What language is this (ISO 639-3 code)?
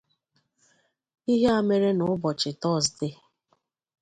ibo